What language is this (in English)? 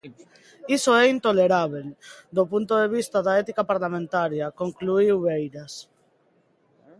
Galician